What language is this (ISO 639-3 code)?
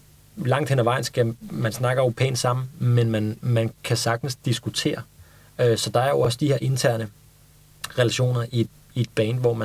dan